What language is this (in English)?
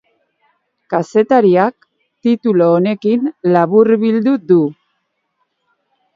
Basque